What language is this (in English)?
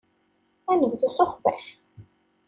Kabyle